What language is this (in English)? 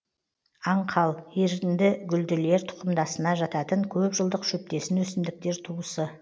Kazakh